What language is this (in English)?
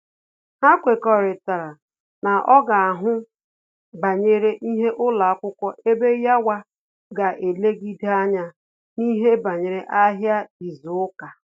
Igbo